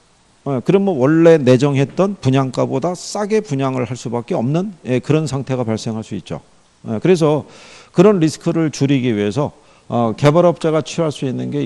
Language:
Korean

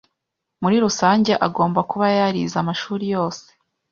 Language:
Kinyarwanda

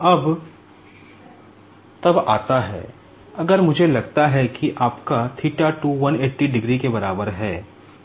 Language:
Hindi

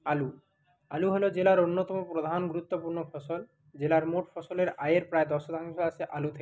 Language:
Bangla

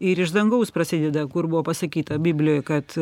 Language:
Lithuanian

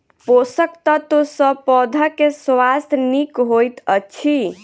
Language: Maithili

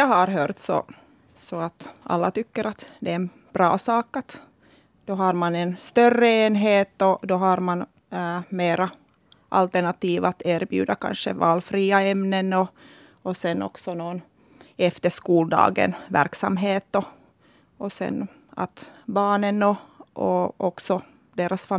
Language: Swedish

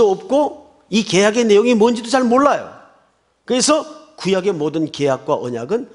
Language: Korean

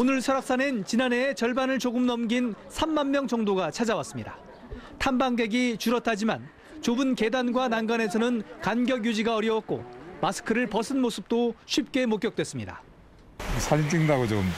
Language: Korean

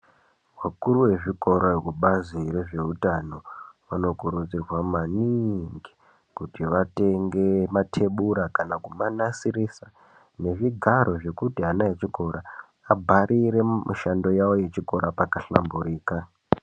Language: Ndau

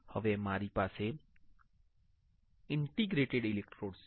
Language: Gujarati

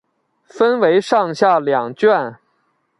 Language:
Chinese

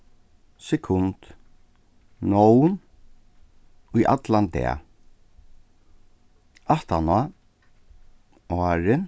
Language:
Faroese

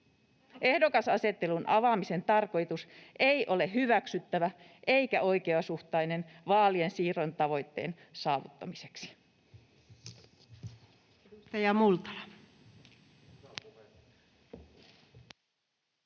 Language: Finnish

